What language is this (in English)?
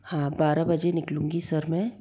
Hindi